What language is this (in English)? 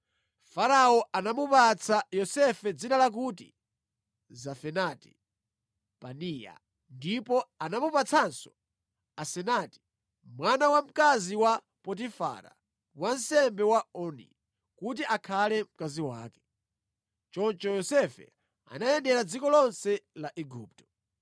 Nyanja